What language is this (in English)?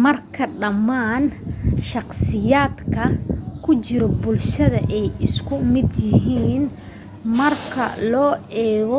Somali